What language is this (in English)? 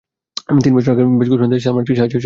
Bangla